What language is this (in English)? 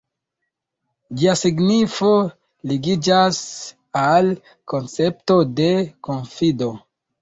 Esperanto